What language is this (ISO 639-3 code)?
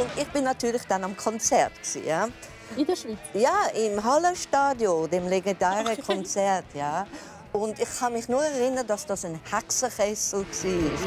deu